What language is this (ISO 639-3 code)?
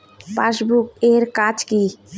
ben